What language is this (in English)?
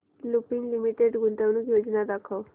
Marathi